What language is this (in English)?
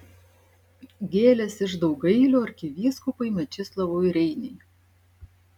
Lithuanian